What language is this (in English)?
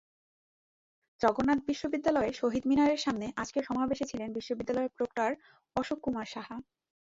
Bangla